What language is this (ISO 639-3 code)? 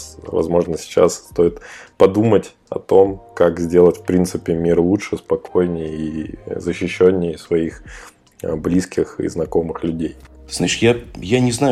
rus